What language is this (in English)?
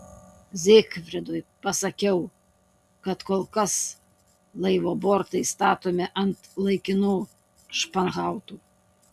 Lithuanian